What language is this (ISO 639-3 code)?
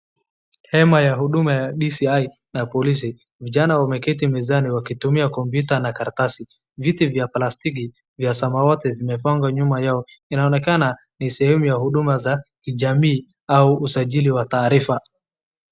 swa